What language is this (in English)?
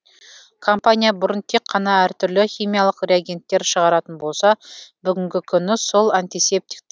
Kazakh